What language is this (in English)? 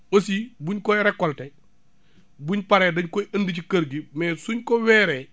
Wolof